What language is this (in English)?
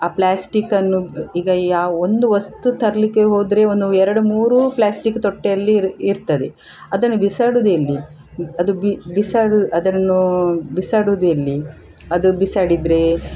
Kannada